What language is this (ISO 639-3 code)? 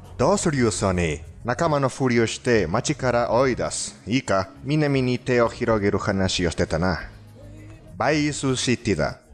jpn